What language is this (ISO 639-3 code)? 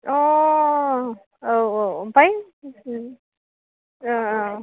brx